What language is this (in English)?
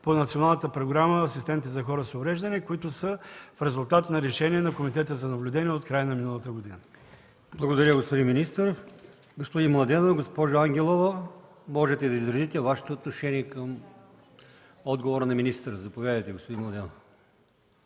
Bulgarian